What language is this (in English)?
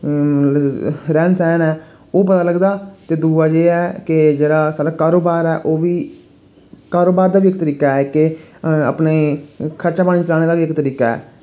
Dogri